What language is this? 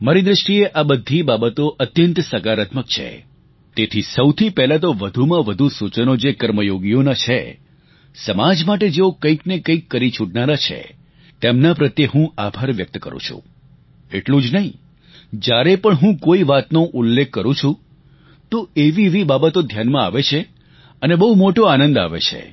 Gujarati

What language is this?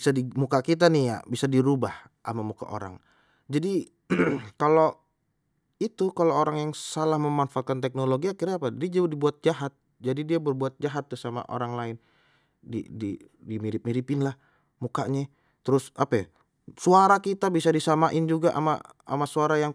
Betawi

